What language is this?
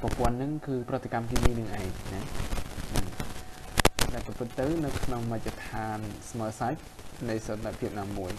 Thai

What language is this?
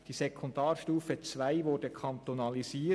Swiss German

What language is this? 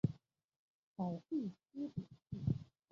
Chinese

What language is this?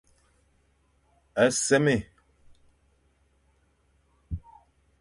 Fang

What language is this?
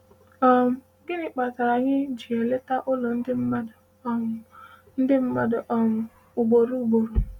Igbo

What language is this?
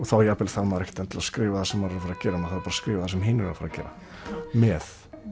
Icelandic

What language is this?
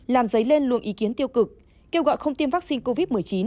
Vietnamese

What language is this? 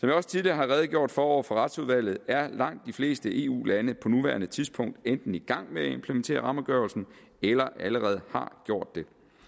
Danish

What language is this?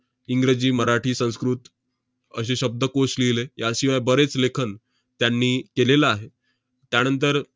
Marathi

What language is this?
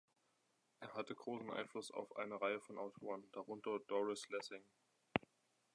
German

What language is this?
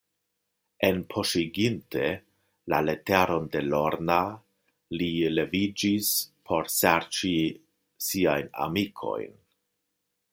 Esperanto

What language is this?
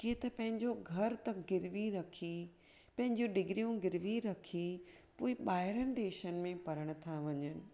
Sindhi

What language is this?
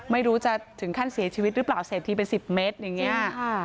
Thai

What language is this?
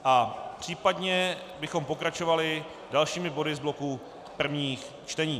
Czech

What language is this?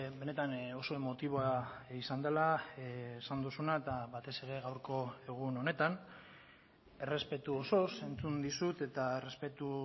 Basque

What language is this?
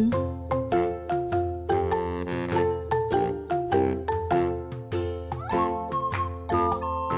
Indonesian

